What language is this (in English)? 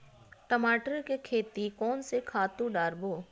Chhattisgarhi